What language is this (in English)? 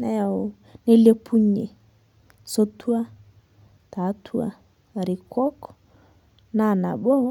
Masai